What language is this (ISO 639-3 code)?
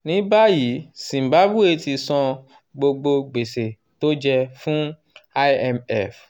yor